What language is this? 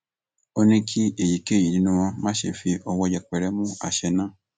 Yoruba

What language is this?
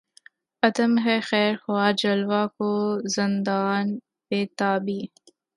Urdu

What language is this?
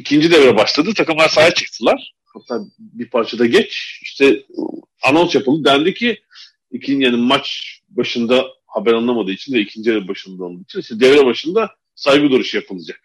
Turkish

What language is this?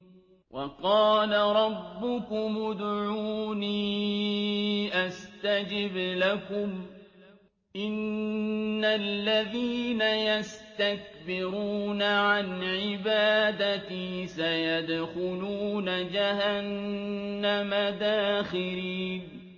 Arabic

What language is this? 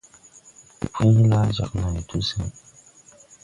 Tupuri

